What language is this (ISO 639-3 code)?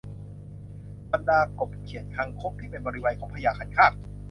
tha